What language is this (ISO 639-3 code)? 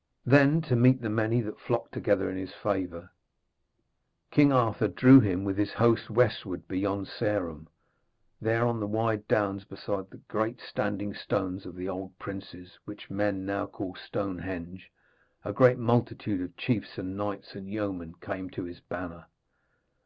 eng